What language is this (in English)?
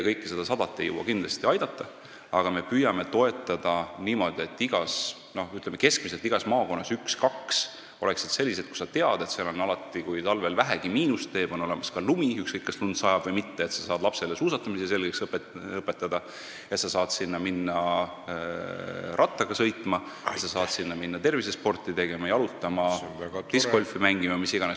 Estonian